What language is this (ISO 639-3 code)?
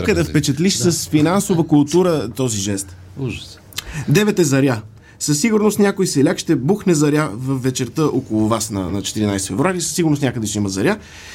bul